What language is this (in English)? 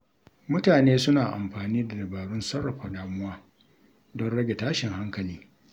Hausa